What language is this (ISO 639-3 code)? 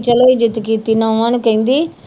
pan